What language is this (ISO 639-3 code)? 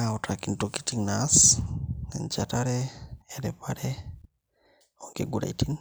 mas